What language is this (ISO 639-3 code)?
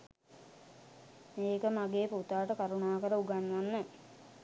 sin